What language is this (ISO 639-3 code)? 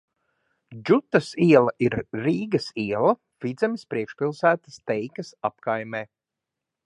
lav